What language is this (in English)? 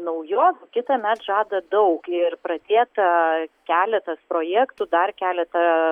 Lithuanian